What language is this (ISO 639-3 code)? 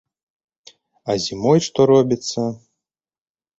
bel